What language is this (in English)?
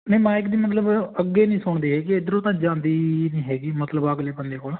Punjabi